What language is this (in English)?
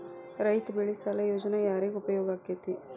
Kannada